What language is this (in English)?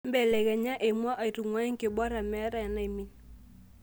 Masai